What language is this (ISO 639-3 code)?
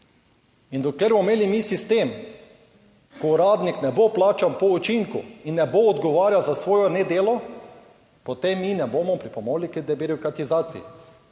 slv